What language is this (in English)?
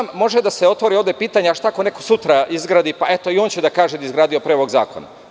Serbian